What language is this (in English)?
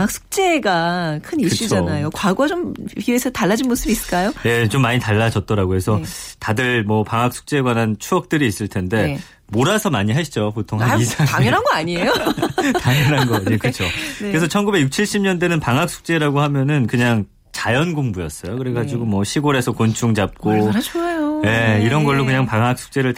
Korean